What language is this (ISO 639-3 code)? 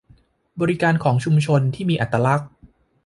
tha